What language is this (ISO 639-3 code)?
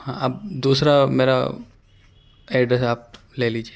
urd